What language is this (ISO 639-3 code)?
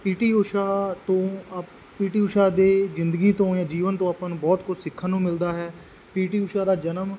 pan